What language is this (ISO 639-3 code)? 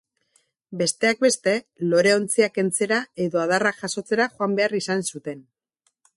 eus